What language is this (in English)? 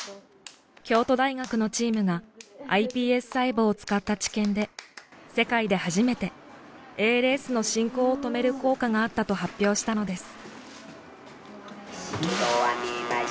Japanese